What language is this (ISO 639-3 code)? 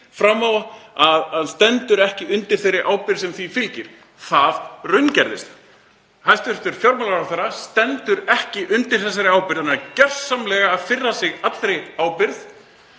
isl